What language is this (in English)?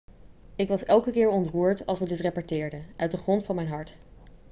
Dutch